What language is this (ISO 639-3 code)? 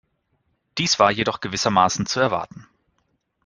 deu